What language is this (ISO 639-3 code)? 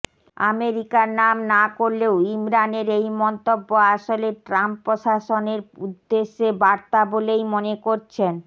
ben